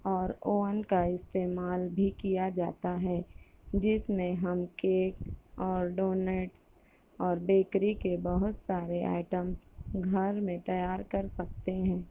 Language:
Urdu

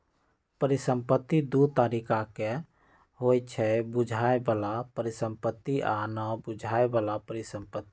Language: Magahi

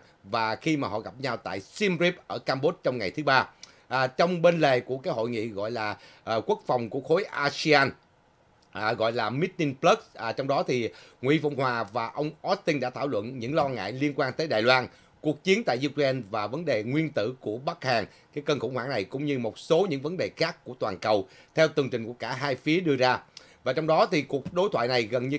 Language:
Vietnamese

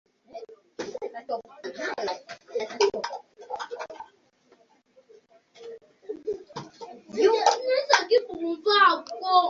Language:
Ganda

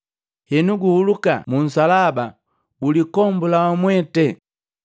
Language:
Matengo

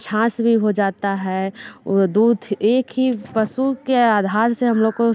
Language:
Hindi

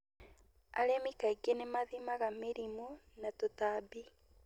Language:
Kikuyu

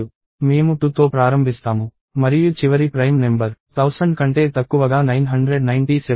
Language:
Telugu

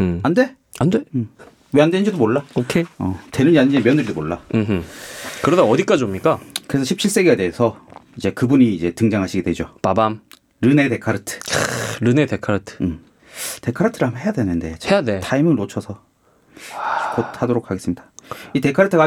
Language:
Korean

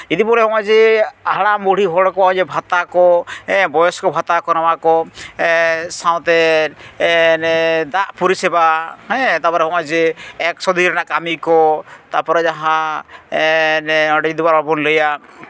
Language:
Santali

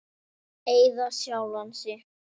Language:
Icelandic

